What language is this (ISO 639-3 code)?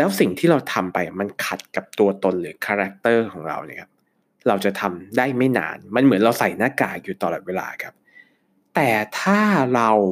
tha